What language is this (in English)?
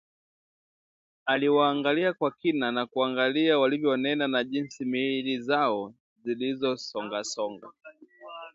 Swahili